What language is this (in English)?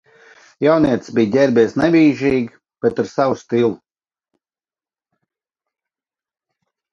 Latvian